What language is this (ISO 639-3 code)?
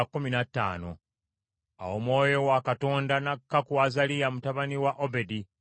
lug